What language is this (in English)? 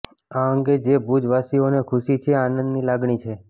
Gujarati